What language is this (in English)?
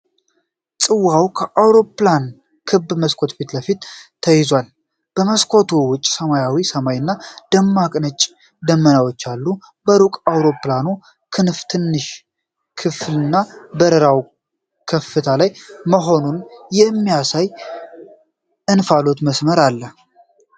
Amharic